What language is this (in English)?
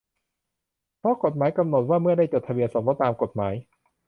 Thai